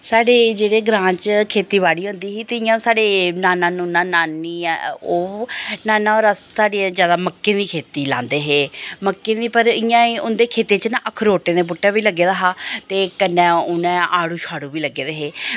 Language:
Dogri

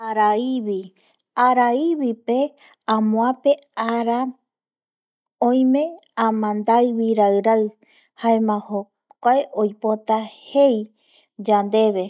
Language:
Eastern Bolivian Guaraní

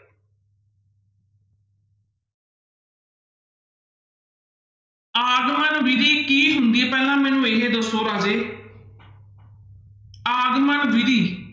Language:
Punjabi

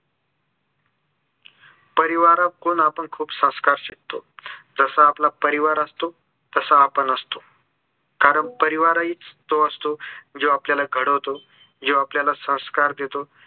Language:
Marathi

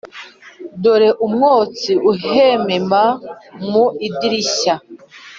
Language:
Kinyarwanda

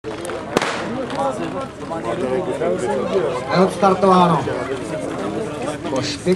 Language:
Czech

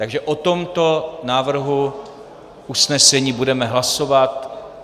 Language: Czech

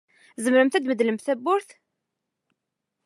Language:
Kabyle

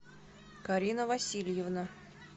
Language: Russian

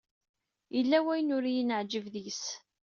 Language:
Kabyle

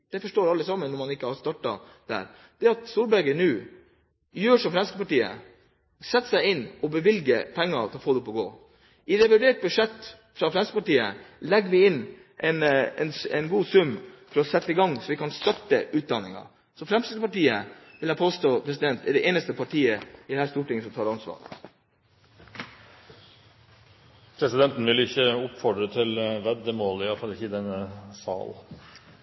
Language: Norwegian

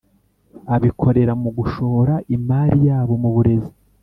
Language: Kinyarwanda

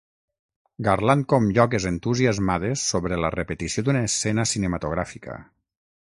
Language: Catalan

